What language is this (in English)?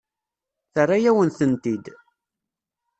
Kabyle